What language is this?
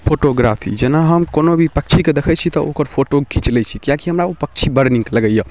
Maithili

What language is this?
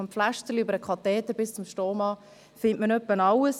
Swiss German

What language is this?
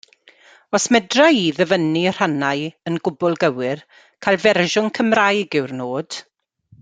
Welsh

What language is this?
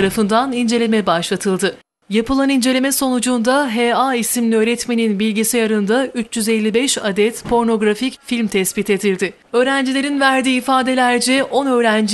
Turkish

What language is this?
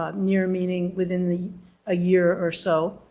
English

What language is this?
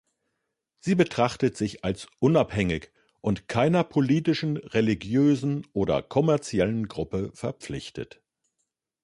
German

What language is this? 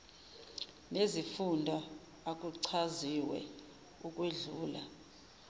Zulu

